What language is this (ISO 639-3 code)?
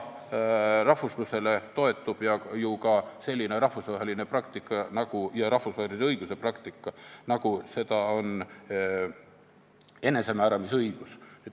est